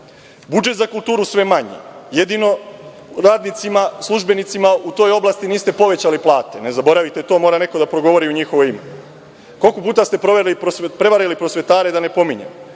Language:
Serbian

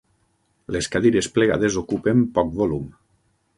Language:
Catalan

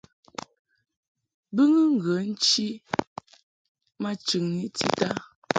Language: Mungaka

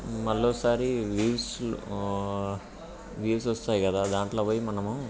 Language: Telugu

